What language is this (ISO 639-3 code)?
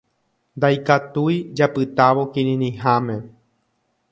grn